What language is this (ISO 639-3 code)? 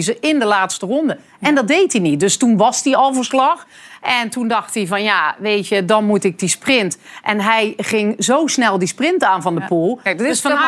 nld